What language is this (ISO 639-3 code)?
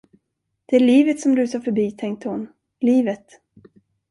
swe